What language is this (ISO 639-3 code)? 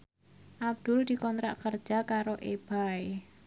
jav